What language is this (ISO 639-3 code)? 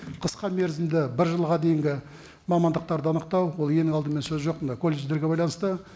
kaz